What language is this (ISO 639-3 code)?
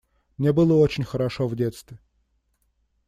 rus